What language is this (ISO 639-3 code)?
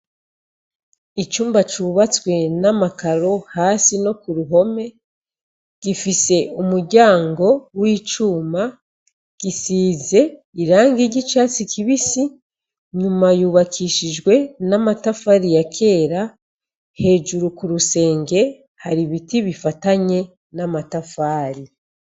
run